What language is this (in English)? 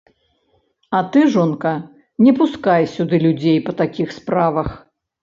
Belarusian